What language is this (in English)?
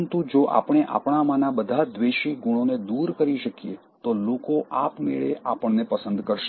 Gujarati